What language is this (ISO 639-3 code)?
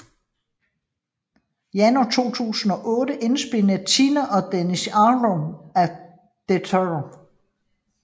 dan